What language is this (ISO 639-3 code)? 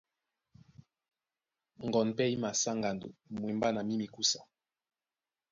dua